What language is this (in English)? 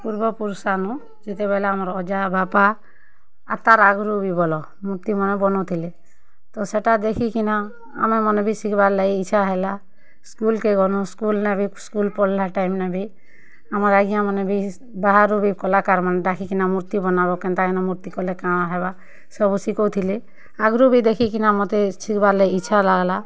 Odia